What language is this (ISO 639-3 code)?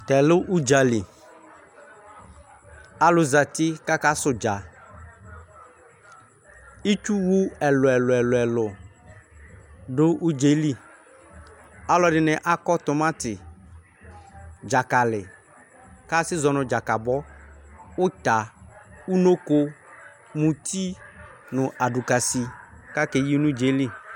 kpo